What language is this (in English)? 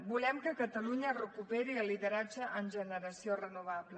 Catalan